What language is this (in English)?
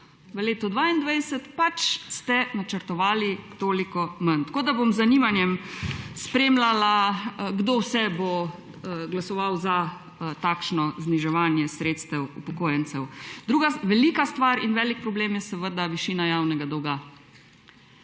Slovenian